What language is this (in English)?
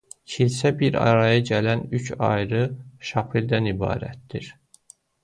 Azerbaijani